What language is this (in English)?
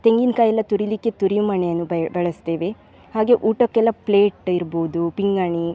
Kannada